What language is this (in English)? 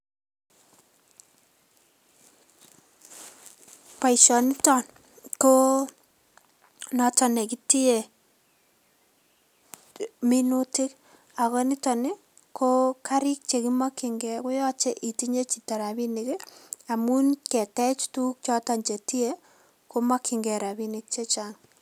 Kalenjin